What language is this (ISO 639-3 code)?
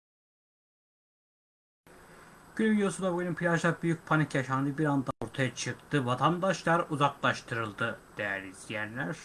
tur